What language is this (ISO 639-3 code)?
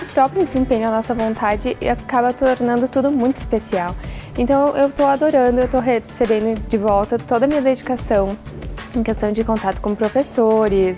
por